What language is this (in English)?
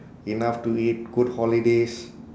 English